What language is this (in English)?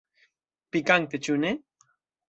Esperanto